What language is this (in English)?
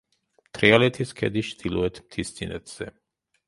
Georgian